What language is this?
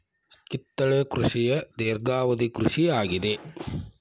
Kannada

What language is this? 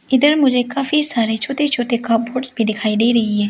Hindi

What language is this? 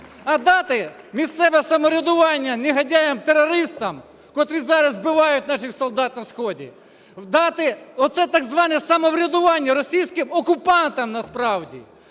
Ukrainian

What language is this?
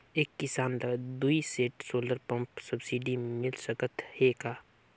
Chhattisgarhi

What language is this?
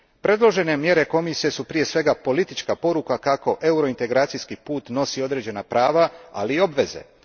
Croatian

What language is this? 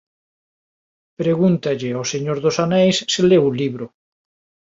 Galician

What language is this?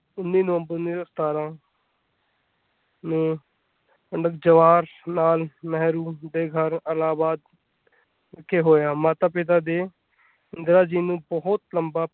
Punjabi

